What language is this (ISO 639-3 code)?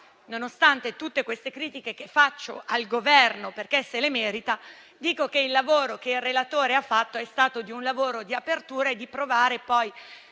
ita